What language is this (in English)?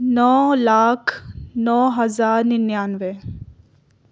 Urdu